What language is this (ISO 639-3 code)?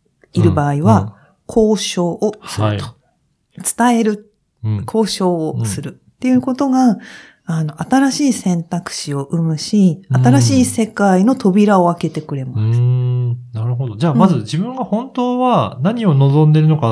jpn